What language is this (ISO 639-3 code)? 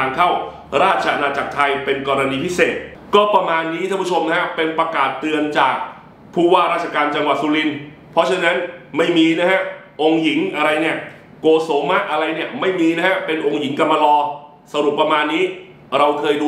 tha